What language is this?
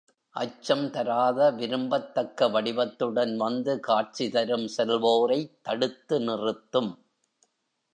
Tamil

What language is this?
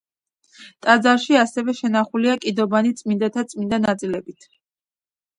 Georgian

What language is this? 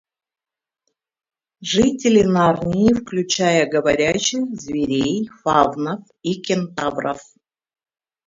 Russian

